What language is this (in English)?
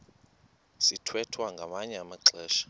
Xhosa